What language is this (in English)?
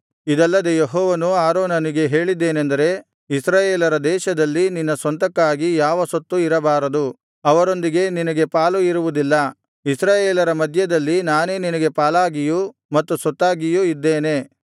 Kannada